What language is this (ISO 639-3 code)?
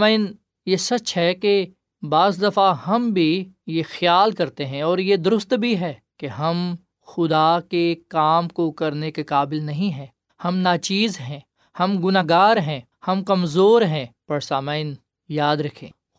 urd